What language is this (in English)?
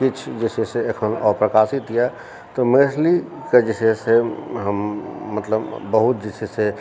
Maithili